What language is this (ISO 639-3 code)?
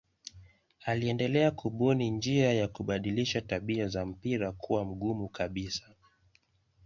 swa